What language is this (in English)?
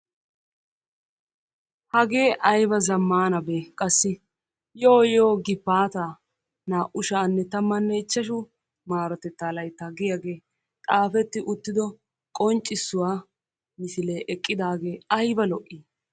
Wolaytta